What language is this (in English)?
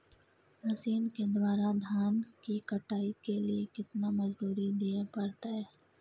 Maithili